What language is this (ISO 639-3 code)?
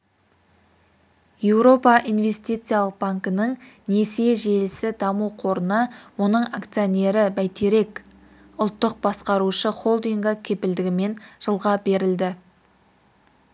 kaz